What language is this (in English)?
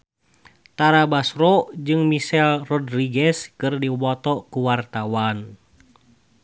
Sundanese